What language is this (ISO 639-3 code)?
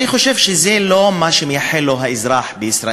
heb